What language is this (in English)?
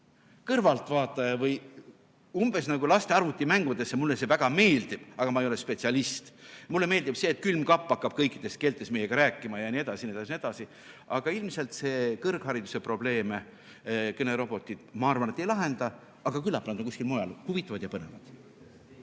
Estonian